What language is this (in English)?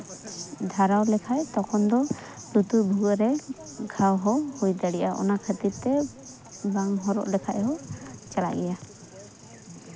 Santali